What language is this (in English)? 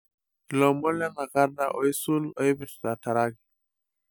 Masai